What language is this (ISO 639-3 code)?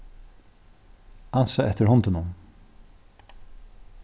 fao